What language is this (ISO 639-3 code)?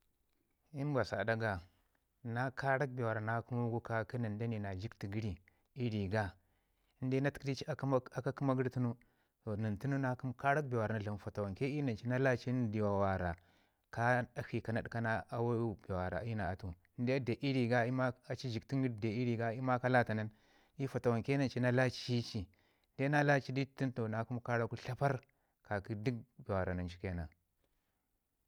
ngi